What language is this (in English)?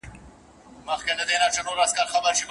Pashto